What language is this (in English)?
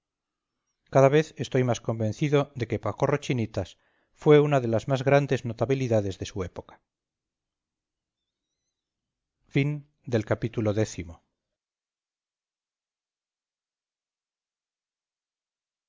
Spanish